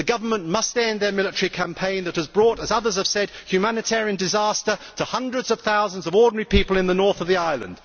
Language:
English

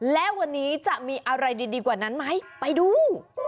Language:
Thai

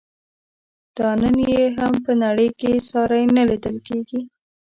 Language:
Pashto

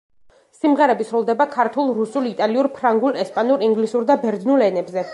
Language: Georgian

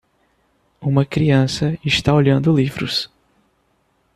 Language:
Portuguese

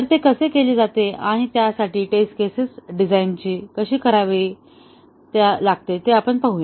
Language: Marathi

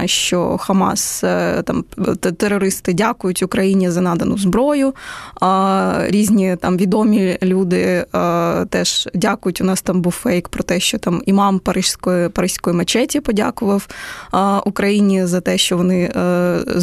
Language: Ukrainian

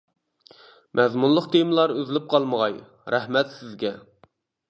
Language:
Uyghur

